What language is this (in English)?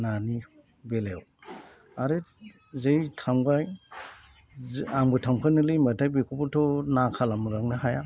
Bodo